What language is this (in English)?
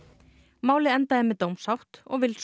Icelandic